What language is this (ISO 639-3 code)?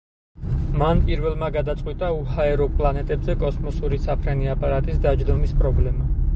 kat